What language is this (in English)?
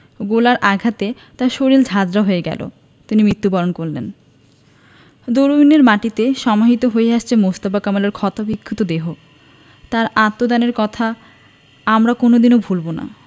Bangla